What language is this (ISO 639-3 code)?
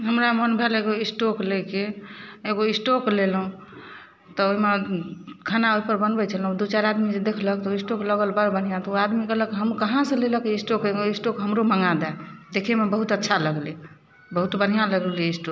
mai